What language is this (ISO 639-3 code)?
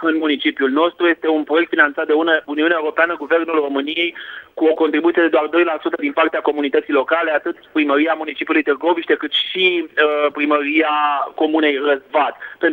ron